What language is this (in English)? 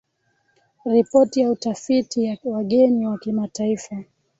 Swahili